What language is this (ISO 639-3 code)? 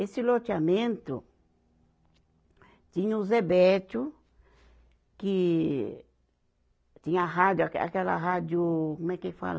por